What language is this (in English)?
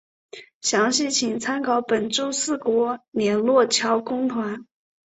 Chinese